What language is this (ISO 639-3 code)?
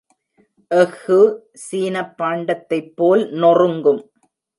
tam